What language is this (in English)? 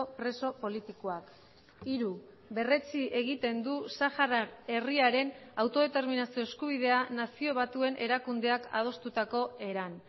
Basque